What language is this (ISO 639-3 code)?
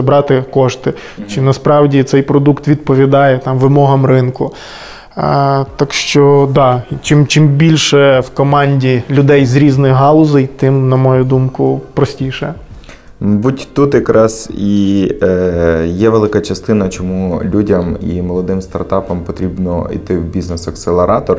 ukr